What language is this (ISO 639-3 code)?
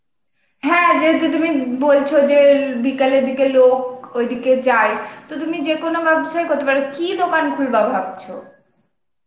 ben